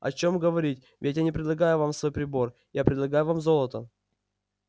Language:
Russian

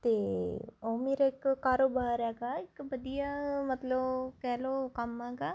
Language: Punjabi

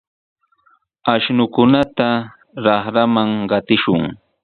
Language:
Sihuas Ancash Quechua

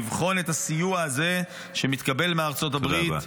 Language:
Hebrew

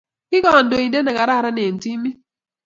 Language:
Kalenjin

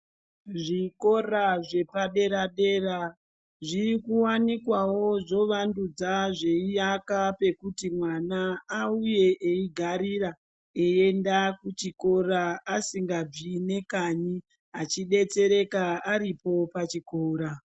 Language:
Ndau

